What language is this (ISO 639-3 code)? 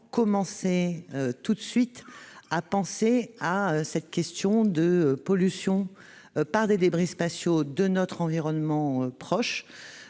fra